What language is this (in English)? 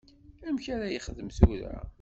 Kabyle